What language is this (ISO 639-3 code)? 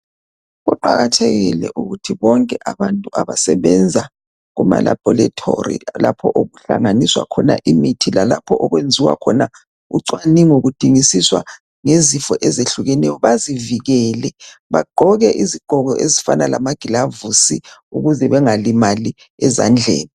nde